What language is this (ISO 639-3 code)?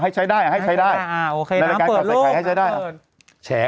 tha